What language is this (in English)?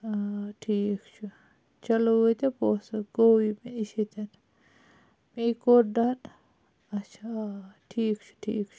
Kashmiri